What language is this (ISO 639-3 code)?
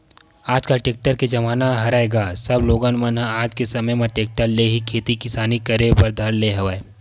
hne